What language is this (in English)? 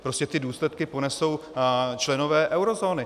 Czech